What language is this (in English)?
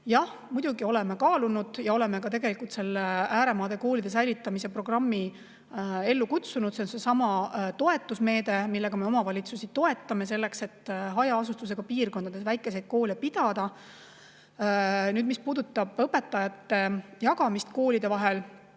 Estonian